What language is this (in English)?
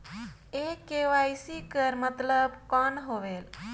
Chhattisgarhi